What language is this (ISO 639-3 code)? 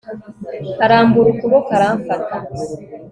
kin